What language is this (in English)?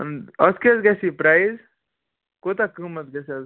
Kashmiri